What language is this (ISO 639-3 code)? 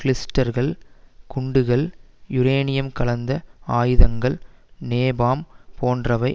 tam